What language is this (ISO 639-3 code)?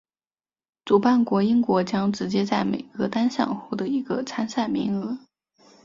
zho